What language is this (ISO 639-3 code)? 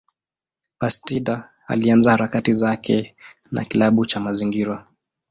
swa